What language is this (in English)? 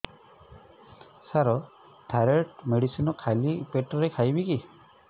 Odia